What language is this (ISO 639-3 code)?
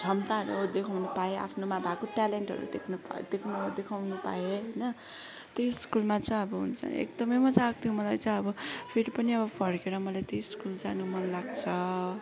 nep